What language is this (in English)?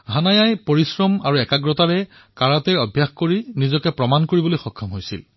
Assamese